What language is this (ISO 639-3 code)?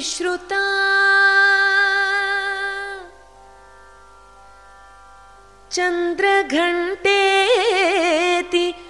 tel